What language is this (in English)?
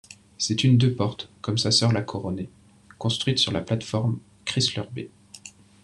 French